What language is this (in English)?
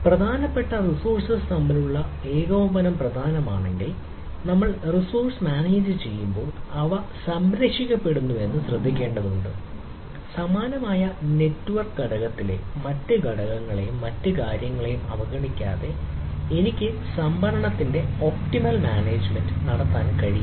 Malayalam